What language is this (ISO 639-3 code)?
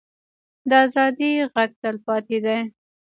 pus